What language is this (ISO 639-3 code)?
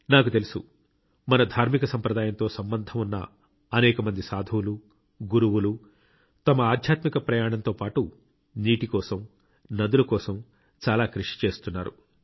tel